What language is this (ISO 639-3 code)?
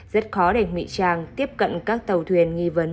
vie